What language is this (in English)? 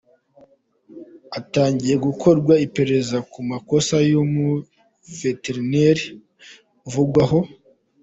Kinyarwanda